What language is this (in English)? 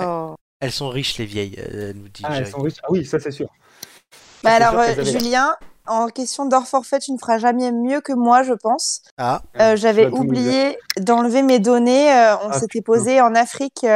French